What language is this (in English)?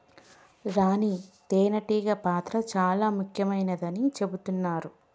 Telugu